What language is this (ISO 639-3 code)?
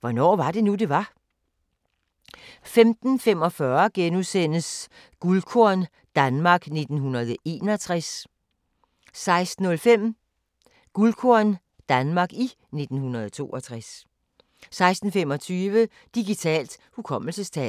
dan